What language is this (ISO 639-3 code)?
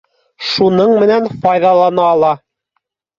bak